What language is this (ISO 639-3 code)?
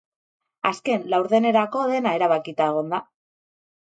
eus